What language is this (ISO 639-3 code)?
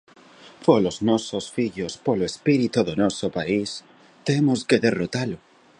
glg